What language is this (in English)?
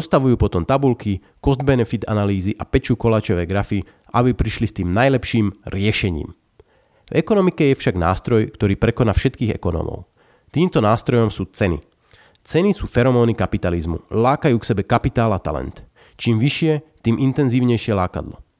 Slovak